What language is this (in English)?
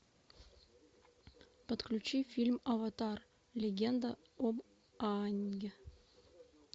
Russian